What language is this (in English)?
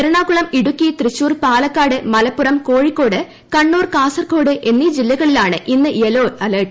Malayalam